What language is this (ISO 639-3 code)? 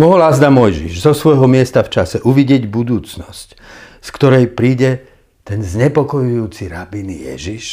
slk